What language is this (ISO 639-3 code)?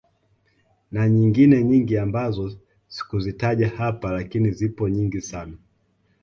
swa